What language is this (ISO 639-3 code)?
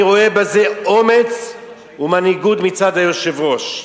heb